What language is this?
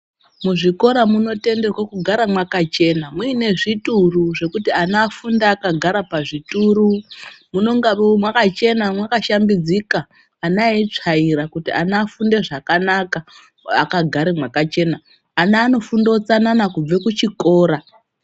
Ndau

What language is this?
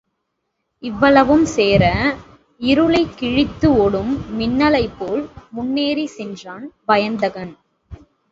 Tamil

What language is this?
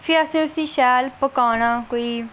Dogri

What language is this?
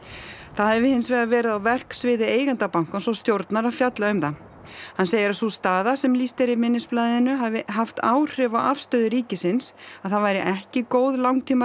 Icelandic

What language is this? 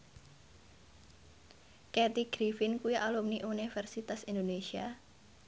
Javanese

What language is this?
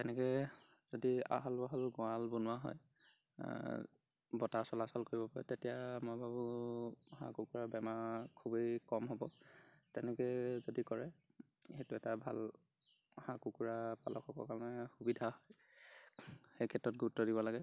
Assamese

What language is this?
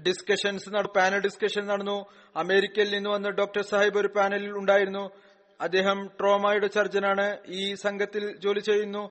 Malayalam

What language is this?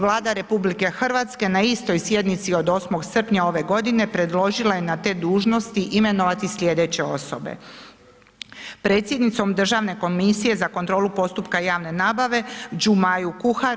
Croatian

